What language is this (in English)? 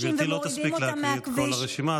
Hebrew